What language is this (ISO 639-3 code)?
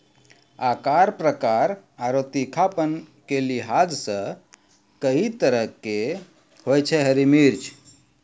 mai